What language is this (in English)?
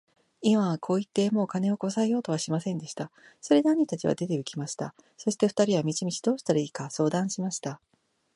Japanese